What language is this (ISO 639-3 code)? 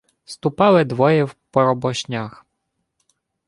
ukr